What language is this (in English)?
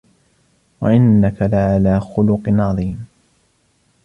Arabic